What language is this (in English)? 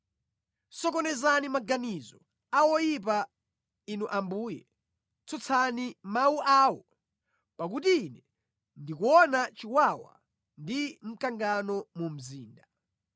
Nyanja